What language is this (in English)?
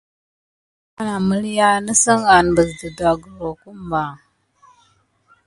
Gidar